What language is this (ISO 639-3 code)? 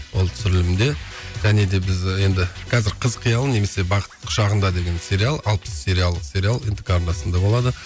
kaz